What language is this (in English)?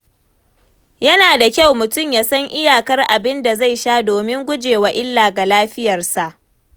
Hausa